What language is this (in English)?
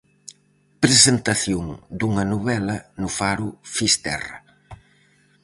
Galician